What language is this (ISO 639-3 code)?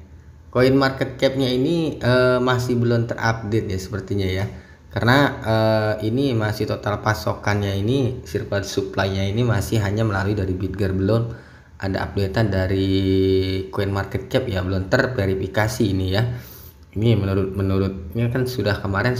ind